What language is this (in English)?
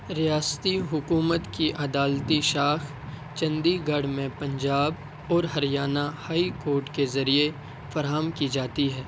Urdu